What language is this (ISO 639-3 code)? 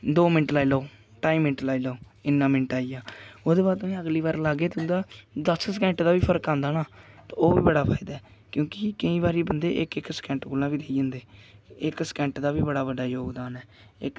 doi